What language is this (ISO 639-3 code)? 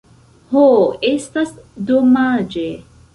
epo